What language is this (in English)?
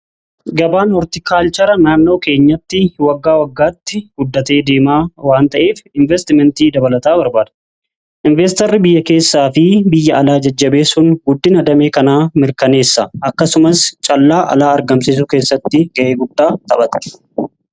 Oromo